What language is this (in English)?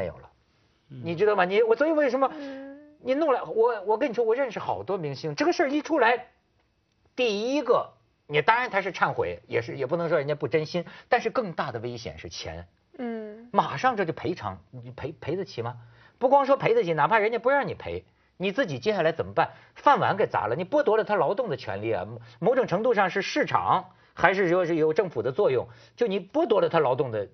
Chinese